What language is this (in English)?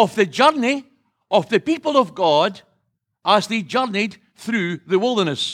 English